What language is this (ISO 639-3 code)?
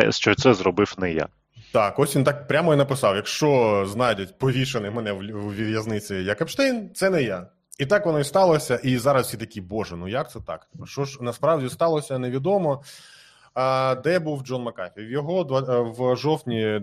ukr